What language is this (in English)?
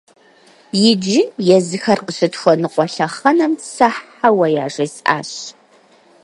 Kabardian